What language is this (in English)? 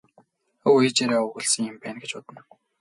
Mongolian